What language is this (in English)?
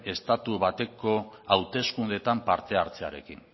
Basque